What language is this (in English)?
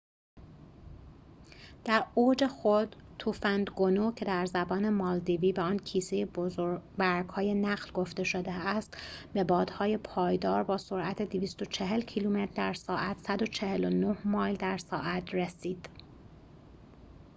Persian